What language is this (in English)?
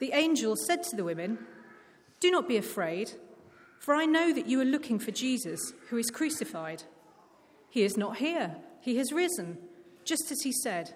English